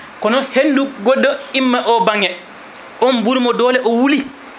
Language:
Fula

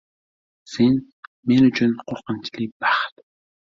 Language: Uzbek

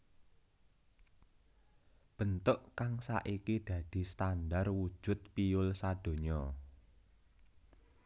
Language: Javanese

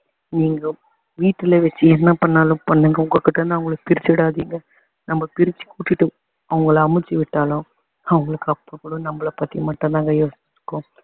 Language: Tamil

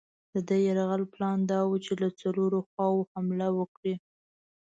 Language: Pashto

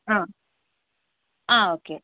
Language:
Malayalam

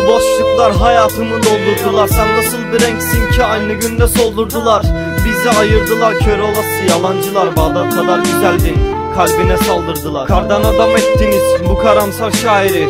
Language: Turkish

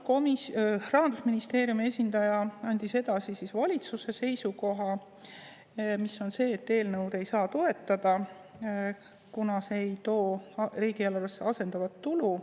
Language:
Estonian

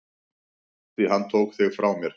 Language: Icelandic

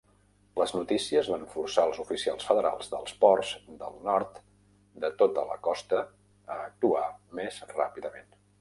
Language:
Catalan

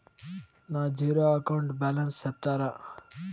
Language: Telugu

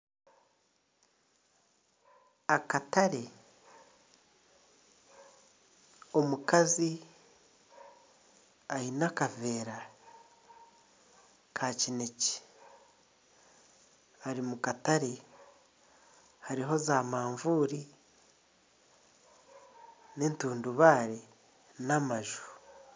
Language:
Nyankole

